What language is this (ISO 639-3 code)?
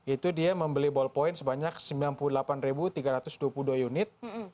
ind